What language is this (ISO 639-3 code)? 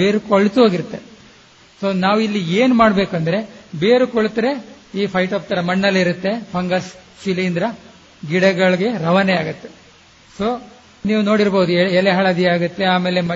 kan